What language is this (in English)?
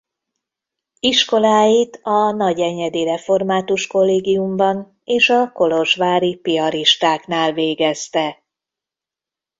Hungarian